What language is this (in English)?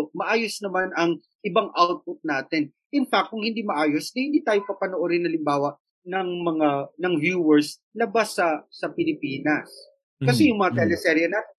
Filipino